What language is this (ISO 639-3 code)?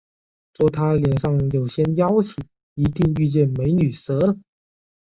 zho